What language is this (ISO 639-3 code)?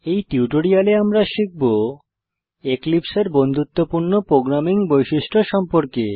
ben